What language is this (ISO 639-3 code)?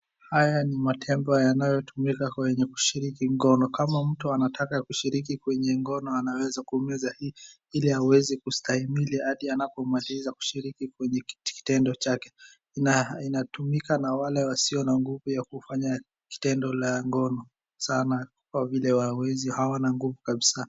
swa